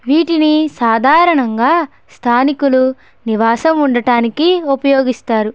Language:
Telugu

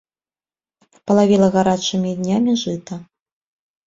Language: Belarusian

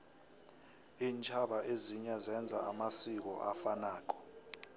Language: South Ndebele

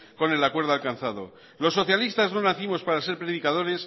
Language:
Spanish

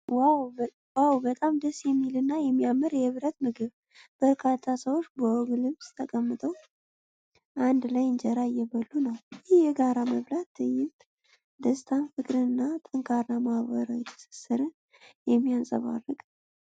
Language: Amharic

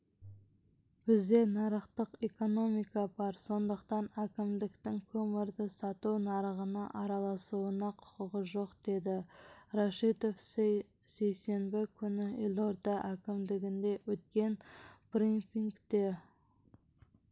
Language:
Kazakh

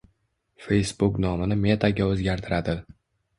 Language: Uzbek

